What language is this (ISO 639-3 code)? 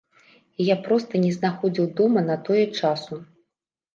bel